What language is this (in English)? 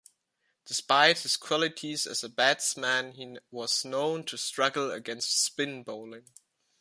English